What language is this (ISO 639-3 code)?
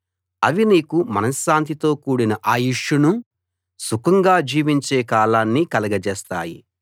tel